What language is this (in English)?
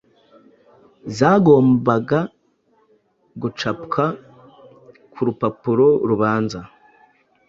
Kinyarwanda